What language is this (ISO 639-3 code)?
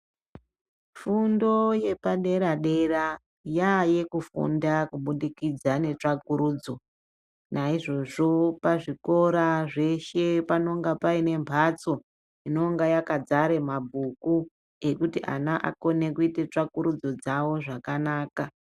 ndc